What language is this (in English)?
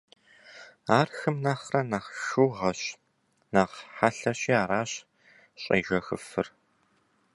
Kabardian